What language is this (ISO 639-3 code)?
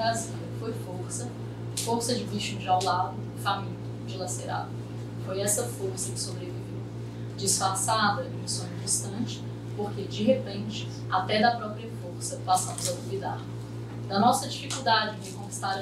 por